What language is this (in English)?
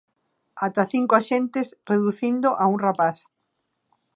Galician